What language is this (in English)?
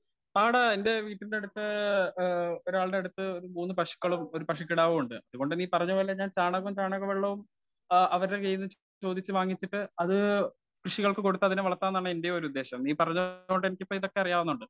Malayalam